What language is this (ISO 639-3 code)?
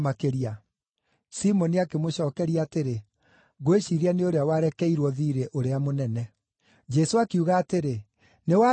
kik